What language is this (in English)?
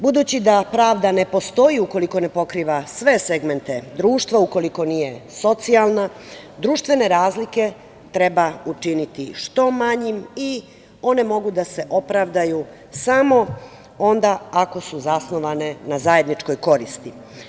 Serbian